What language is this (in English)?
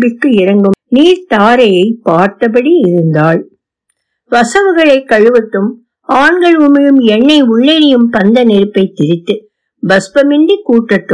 Tamil